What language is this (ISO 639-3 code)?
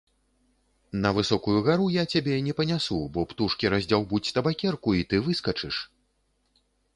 bel